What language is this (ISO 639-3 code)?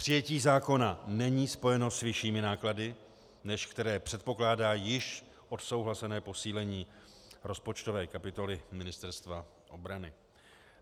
ces